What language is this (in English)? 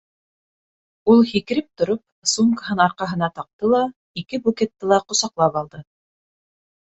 Bashkir